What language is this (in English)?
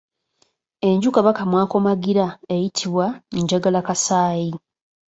Ganda